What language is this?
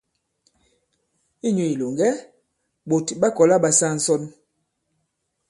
Bankon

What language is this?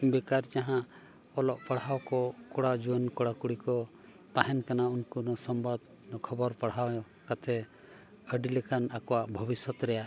Santali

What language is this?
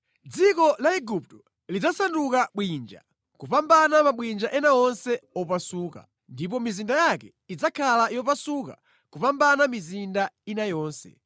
Nyanja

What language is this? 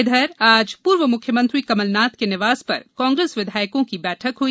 Hindi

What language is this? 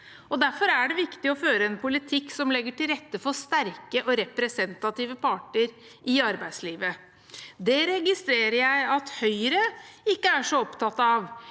Norwegian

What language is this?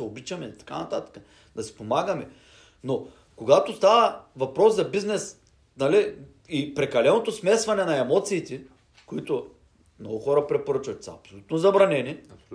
Bulgarian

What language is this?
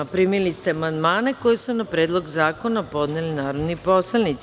Serbian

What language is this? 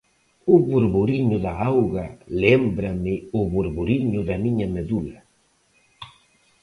Galician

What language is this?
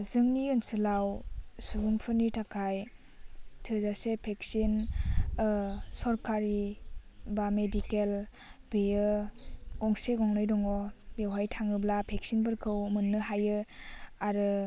Bodo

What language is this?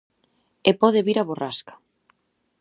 Galician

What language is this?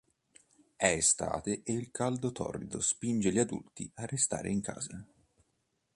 Italian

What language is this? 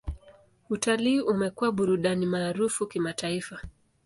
Swahili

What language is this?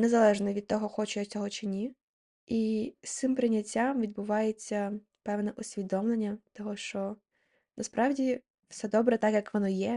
Ukrainian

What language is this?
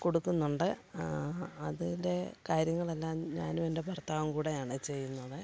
Malayalam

